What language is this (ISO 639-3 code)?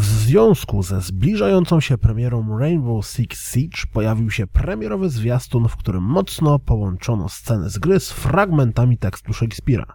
pol